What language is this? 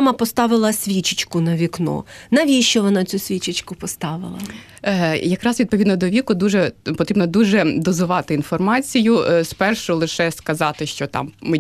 Ukrainian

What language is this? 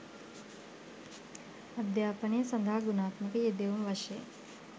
Sinhala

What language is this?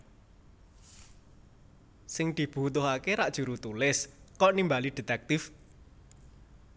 Javanese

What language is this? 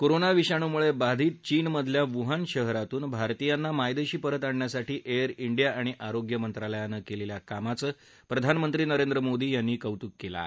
Marathi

